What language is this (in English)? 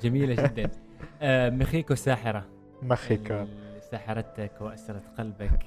Arabic